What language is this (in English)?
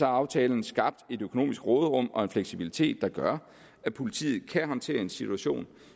Danish